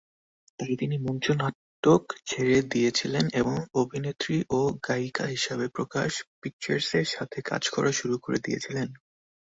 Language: Bangla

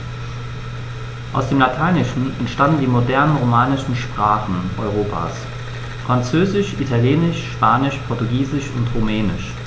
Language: German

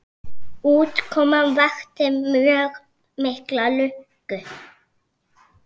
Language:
Icelandic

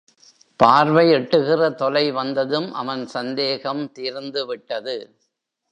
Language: Tamil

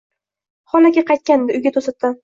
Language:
Uzbek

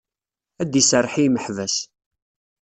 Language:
Kabyle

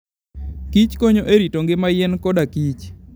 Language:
Luo (Kenya and Tanzania)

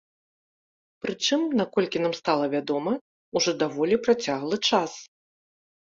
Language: Belarusian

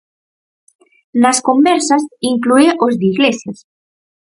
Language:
Galician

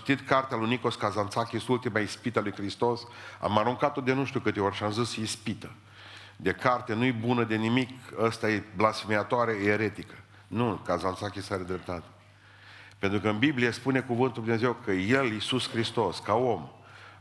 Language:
Romanian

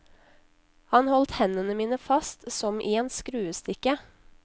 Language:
Norwegian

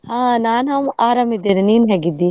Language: Kannada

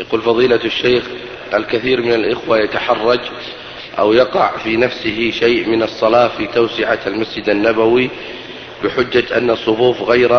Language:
Arabic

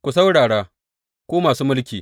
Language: Hausa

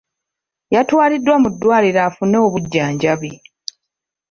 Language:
Ganda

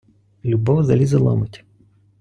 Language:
Ukrainian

